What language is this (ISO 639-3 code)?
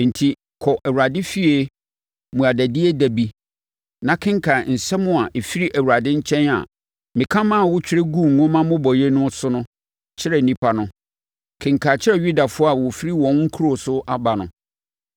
aka